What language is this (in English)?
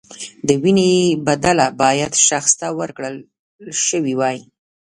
Pashto